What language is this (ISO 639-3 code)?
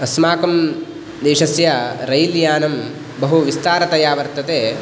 san